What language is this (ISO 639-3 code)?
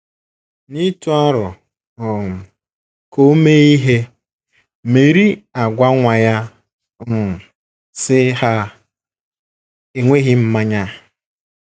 ibo